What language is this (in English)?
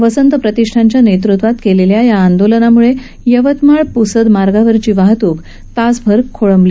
Marathi